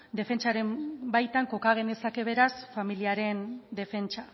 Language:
Basque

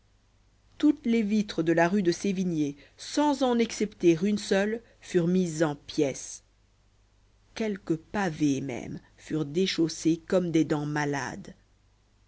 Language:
French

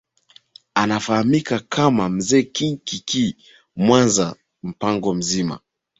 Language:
Swahili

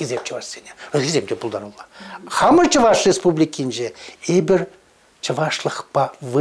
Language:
Russian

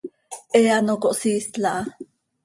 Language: Seri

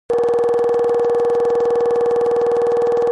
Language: Kabardian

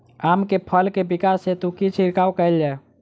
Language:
Maithili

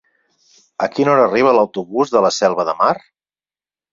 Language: Catalan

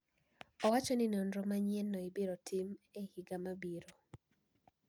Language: Luo (Kenya and Tanzania)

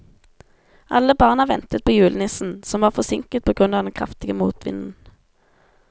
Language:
Norwegian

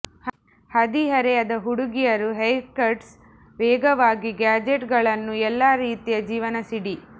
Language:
Kannada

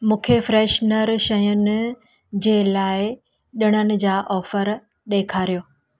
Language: Sindhi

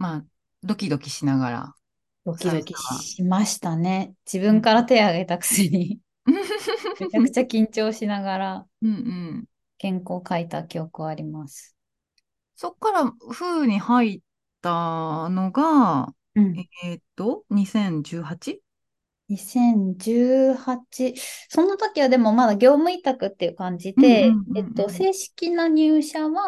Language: Japanese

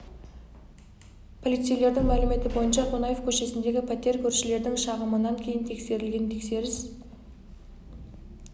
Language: Kazakh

